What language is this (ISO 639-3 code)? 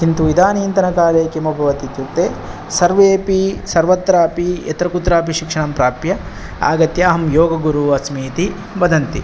san